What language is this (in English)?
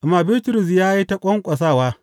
Hausa